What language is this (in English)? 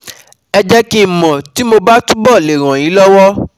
Yoruba